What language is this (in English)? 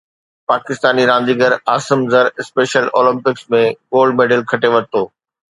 Sindhi